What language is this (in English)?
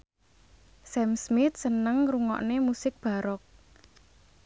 Javanese